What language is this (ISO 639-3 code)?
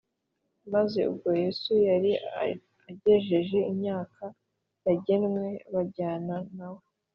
kin